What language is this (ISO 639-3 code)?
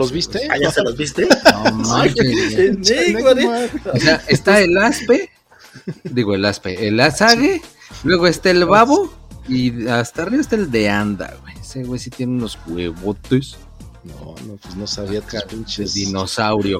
spa